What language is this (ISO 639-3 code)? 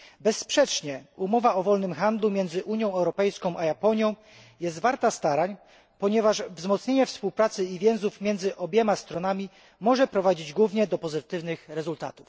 pol